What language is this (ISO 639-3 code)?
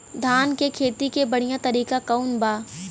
bho